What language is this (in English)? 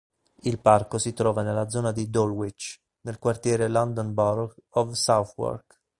Italian